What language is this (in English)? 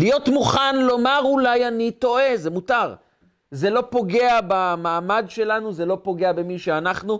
Hebrew